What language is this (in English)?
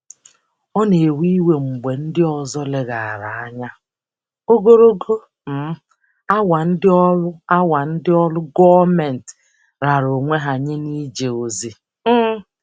Igbo